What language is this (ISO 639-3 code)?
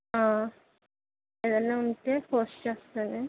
tel